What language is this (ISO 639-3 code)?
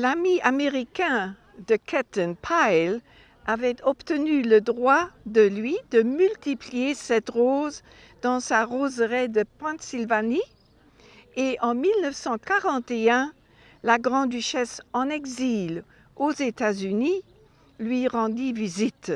fra